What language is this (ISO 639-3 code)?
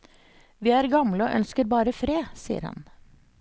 nor